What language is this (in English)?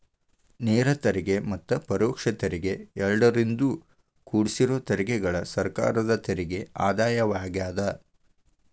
Kannada